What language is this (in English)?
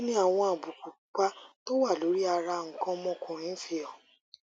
Yoruba